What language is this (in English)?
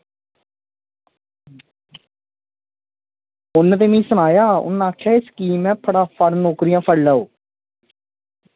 Dogri